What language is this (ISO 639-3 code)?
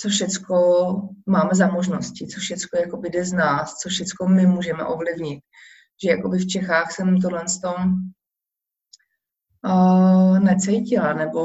ces